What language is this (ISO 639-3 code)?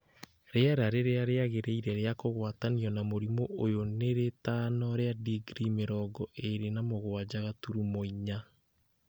kik